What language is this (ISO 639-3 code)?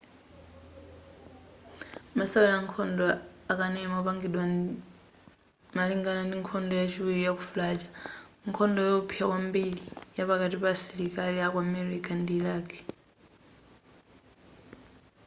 nya